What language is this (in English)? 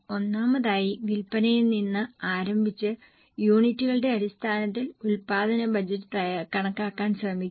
Malayalam